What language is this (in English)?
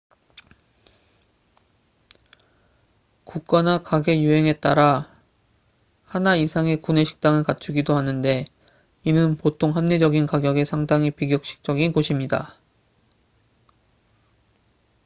Korean